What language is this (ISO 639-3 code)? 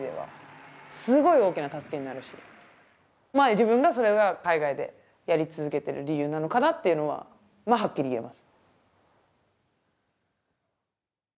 jpn